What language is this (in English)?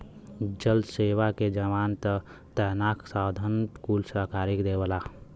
Bhojpuri